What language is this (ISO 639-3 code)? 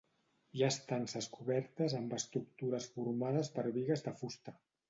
cat